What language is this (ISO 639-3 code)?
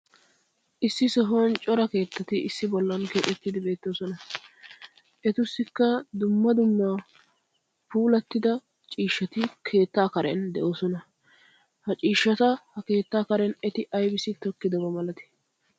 wal